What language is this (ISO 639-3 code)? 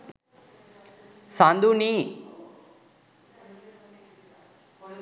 sin